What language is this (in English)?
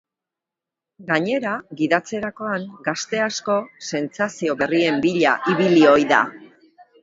Basque